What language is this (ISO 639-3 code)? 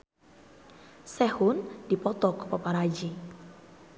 sun